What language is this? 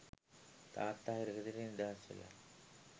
Sinhala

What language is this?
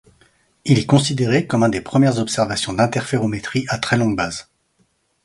French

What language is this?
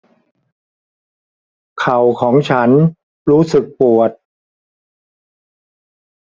Thai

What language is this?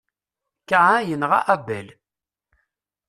Kabyle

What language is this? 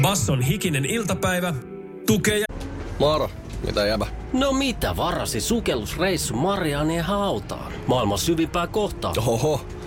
Finnish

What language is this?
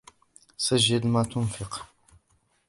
Arabic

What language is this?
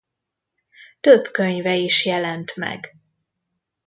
Hungarian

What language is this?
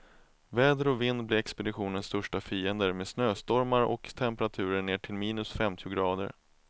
Swedish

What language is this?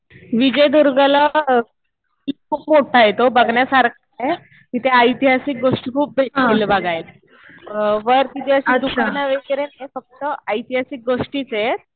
Marathi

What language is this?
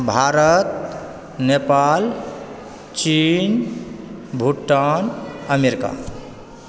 Maithili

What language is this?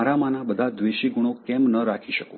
Gujarati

